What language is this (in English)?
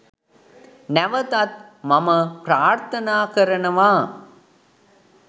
Sinhala